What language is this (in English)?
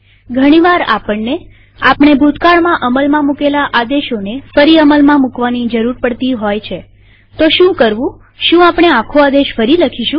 Gujarati